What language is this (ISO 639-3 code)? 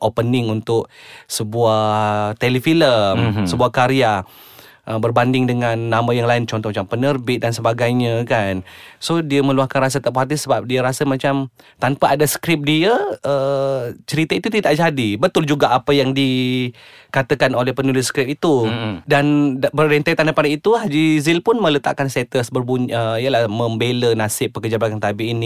msa